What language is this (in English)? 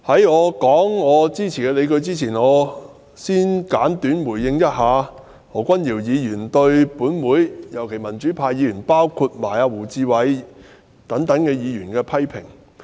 Cantonese